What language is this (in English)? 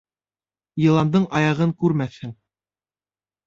Bashkir